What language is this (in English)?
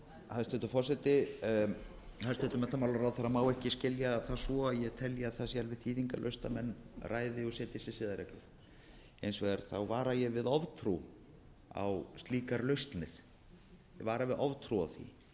Icelandic